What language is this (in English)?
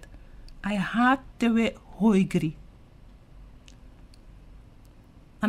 Dutch